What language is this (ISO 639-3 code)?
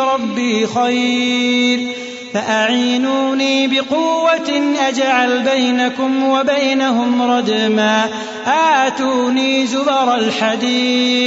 ara